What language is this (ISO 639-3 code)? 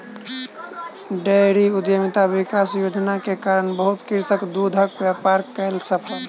mai